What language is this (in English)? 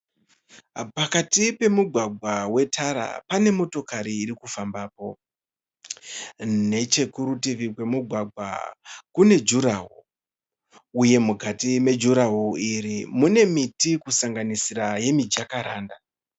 Shona